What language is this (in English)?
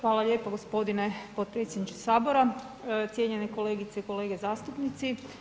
Croatian